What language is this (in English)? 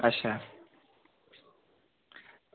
Dogri